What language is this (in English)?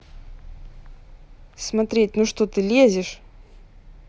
Russian